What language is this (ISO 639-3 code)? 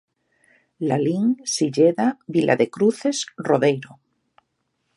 glg